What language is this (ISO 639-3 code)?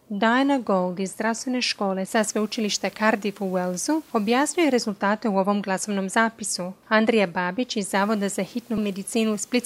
hrv